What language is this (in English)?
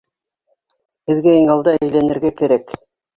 Bashkir